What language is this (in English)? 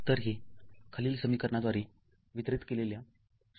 Marathi